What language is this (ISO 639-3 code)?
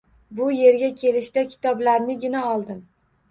uzb